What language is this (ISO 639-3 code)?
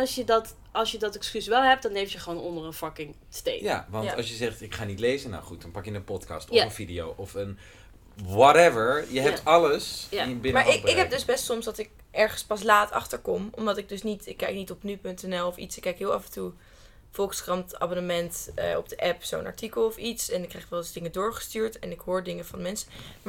nld